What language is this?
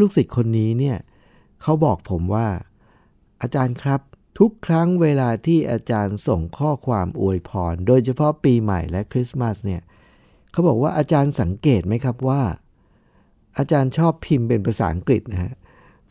Thai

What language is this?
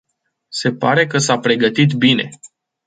Romanian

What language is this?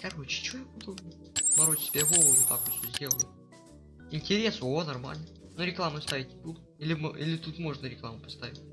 Russian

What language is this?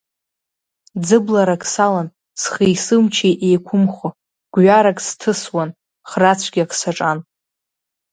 Abkhazian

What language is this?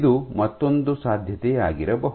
Kannada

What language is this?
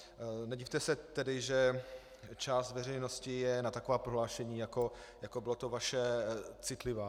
Czech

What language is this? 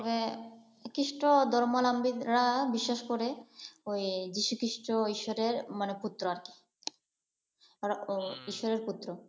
Bangla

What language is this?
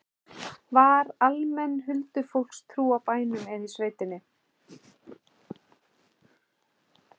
Icelandic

